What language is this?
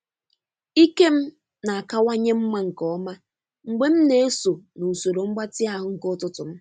Igbo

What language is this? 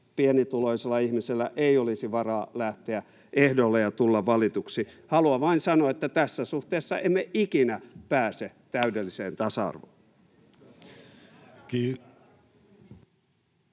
Finnish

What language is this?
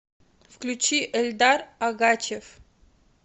Russian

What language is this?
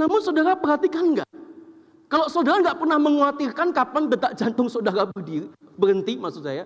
Indonesian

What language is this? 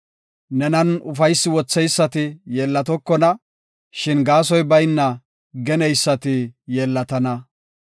Gofa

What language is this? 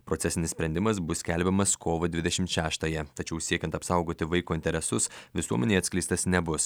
Lithuanian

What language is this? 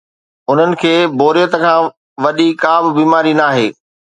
Sindhi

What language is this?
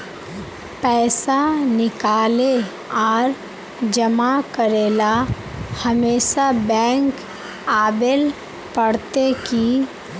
Magahi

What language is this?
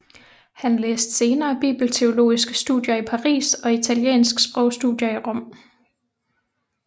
Danish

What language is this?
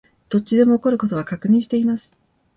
Japanese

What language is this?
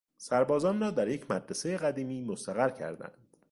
Persian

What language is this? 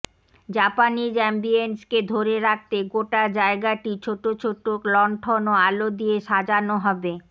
Bangla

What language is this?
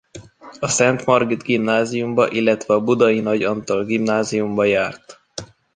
Hungarian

